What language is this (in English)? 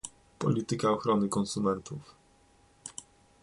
Polish